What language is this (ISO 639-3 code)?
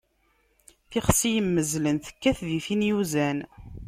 kab